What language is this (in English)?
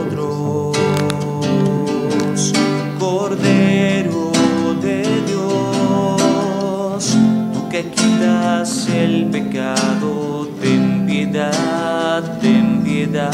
Spanish